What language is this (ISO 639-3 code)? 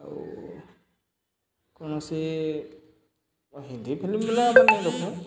ori